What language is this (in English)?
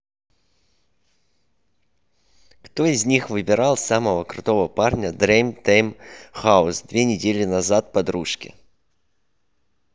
Russian